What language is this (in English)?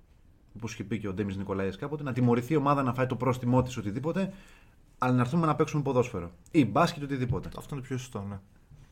Greek